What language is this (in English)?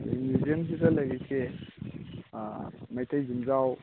Manipuri